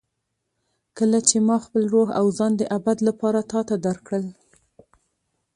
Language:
Pashto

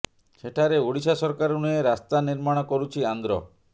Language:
Odia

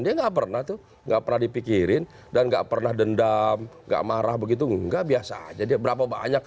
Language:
Indonesian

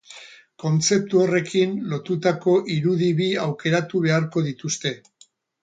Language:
Basque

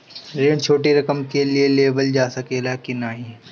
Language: Bhojpuri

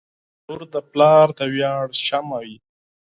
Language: Pashto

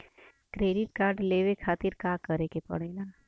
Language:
Bhojpuri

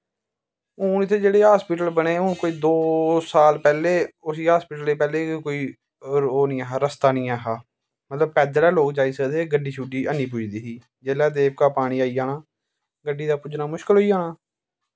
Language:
Dogri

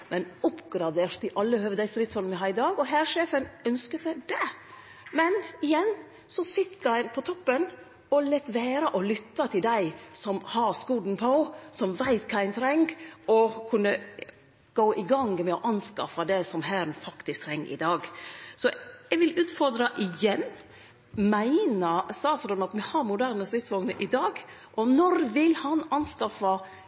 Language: Norwegian Nynorsk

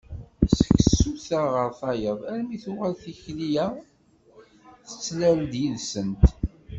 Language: Kabyle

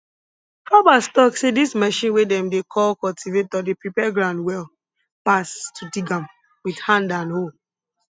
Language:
Nigerian Pidgin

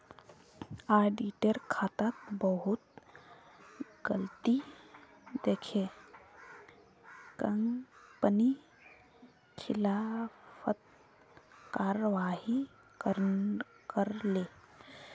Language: Magahi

